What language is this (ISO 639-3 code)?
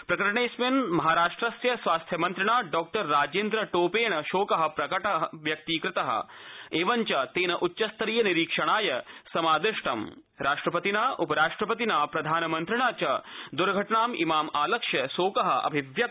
san